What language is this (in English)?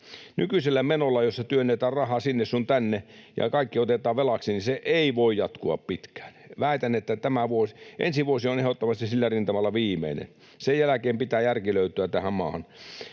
Finnish